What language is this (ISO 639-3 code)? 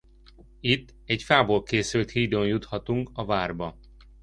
hun